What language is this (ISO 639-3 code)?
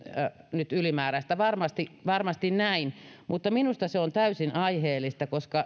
fin